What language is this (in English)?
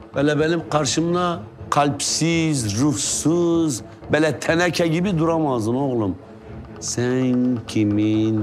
Turkish